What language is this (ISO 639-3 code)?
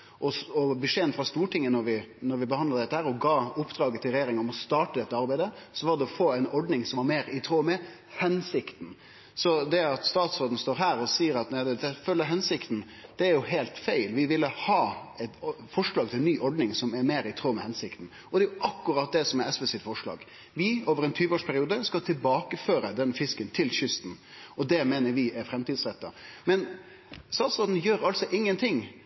nno